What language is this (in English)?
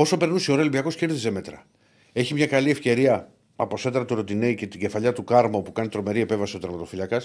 Greek